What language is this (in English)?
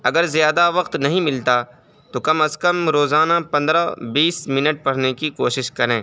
Urdu